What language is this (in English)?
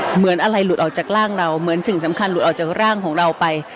Thai